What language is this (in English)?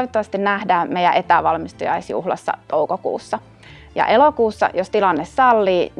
Finnish